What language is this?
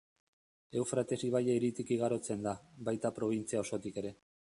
Basque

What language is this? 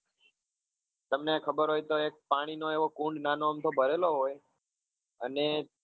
Gujarati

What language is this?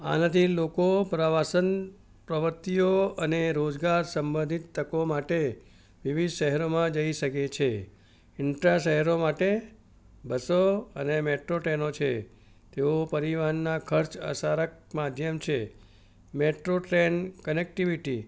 Gujarati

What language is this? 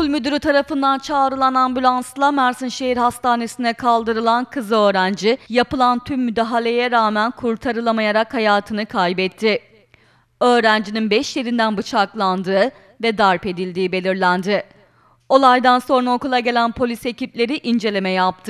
Turkish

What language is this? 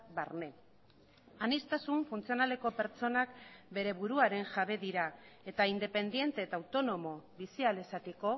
Basque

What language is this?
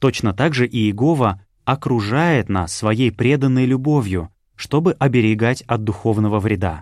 Russian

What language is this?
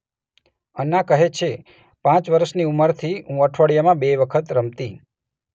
Gujarati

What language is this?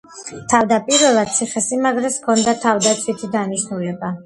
Georgian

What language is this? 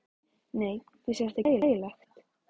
Icelandic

